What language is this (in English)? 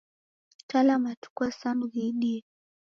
Taita